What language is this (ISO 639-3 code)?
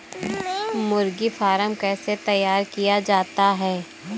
hin